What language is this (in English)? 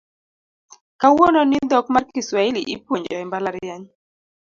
Luo (Kenya and Tanzania)